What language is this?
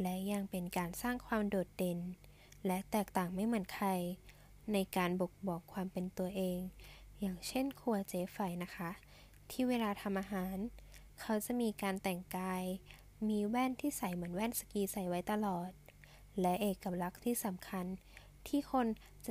Thai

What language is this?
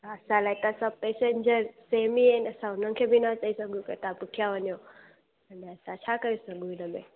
Sindhi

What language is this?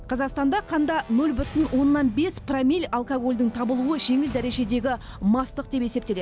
Kazakh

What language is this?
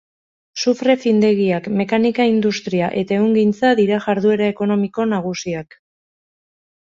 Basque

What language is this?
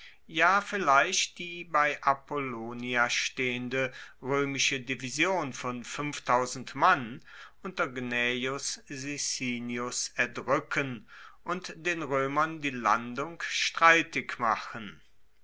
German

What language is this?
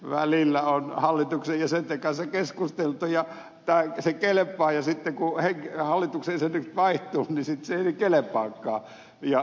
Finnish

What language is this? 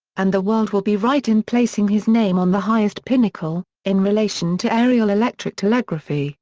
English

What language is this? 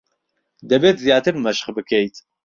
Central Kurdish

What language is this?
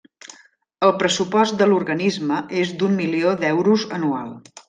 Catalan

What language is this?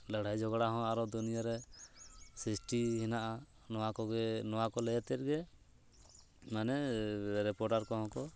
Santali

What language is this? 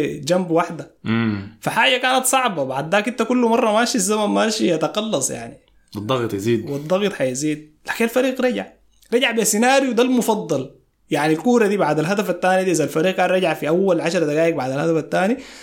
Arabic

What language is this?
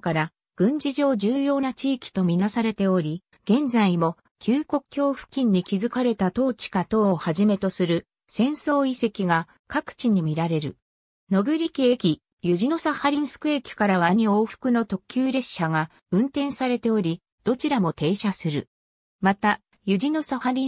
Japanese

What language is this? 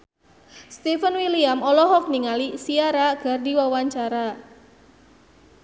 Sundanese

